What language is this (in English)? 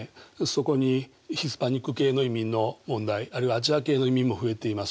Japanese